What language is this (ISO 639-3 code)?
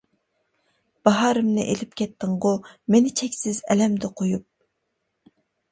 uig